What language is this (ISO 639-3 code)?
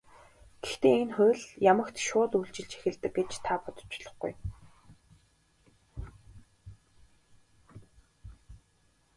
mon